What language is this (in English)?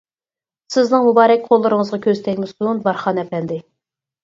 Uyghur